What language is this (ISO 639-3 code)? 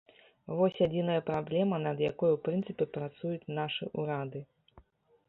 bel